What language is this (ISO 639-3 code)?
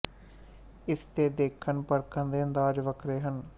pan